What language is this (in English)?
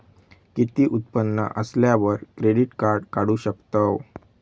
Marathi